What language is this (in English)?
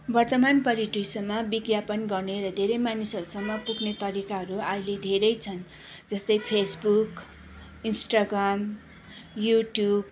Nepali